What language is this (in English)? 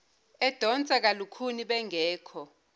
Zulu